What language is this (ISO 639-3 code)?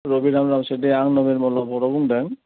brx